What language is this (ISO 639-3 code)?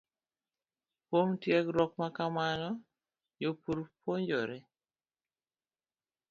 luo